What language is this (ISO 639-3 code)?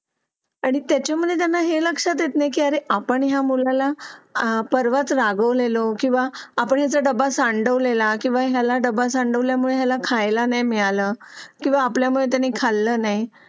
mar